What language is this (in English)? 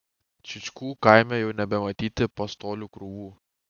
Lithuanian